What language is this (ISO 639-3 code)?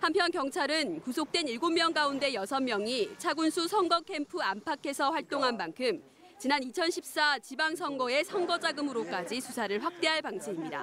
kor